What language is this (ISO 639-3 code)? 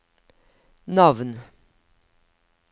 nor